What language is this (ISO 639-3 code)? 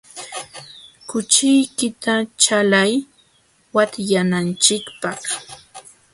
qxw